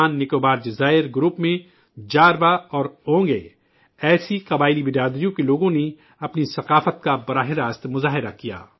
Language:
Urdu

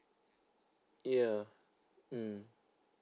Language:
English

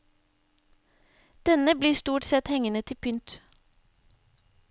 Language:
Norwegian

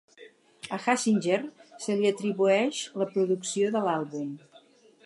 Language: Catalan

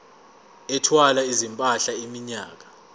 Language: Zulu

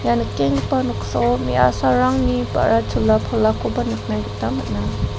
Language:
Garo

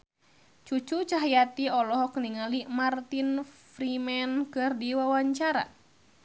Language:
Sundanese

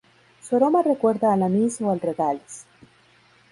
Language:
Spanish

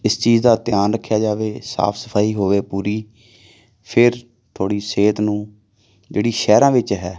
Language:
Punjabi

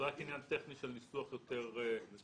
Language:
Hebrew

